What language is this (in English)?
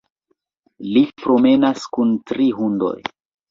Esperanto